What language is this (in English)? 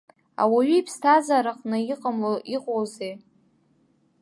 Abkhazian